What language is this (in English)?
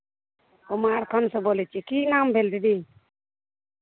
Maithili